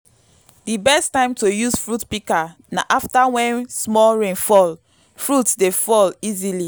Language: Nigerian Pidgin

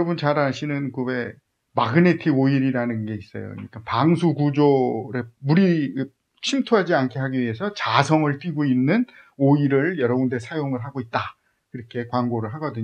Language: Korean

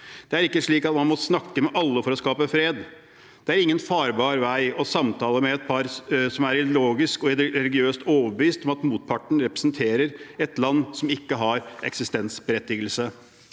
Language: Norwegian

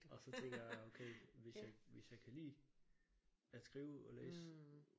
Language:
Danish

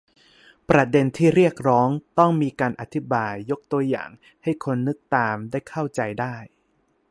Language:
Thai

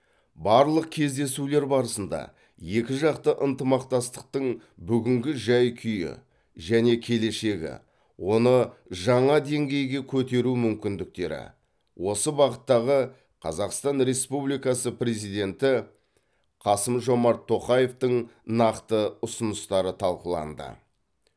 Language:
Kazakh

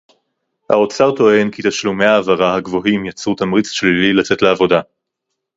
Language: Hebrew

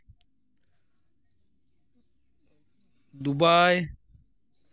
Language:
Santali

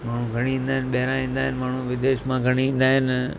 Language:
Sindhi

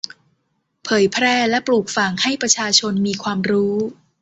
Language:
Thai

